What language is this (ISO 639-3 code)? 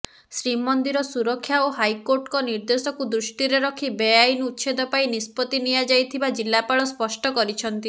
ori